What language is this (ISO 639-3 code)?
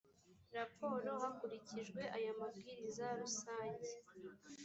kin